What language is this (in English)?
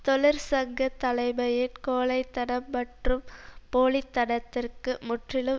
Tamil